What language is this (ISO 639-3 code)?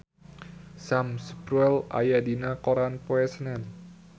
sun